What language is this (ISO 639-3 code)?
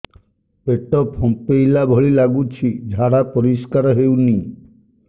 ori